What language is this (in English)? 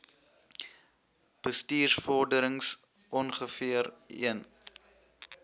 Afrikaans